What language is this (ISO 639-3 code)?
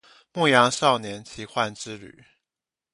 zho